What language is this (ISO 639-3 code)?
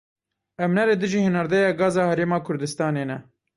kur